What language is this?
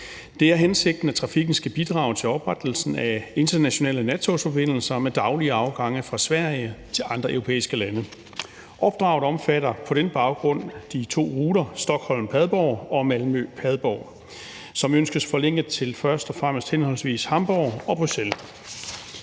Danish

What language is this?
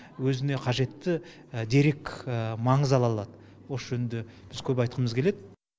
Kazakh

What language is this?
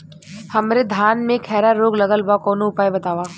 Bhojpuri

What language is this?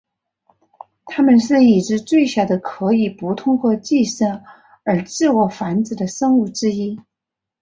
Chinese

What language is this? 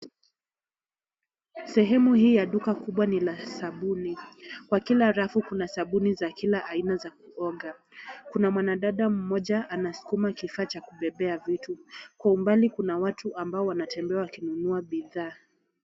Swahili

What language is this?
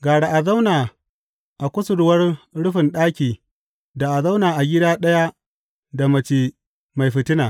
Hausa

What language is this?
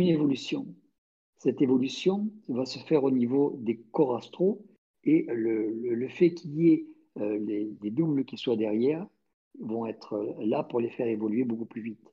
French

